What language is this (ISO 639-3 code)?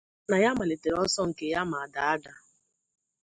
ibo